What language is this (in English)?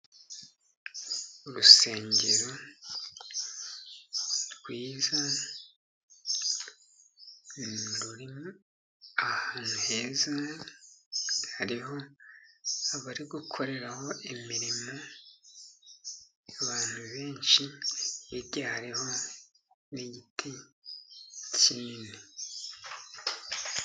Kinyarwanda